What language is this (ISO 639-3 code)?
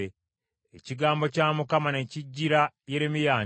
lug